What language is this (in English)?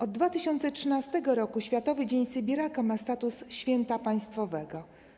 Polish